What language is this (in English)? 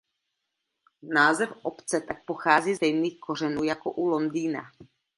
Czech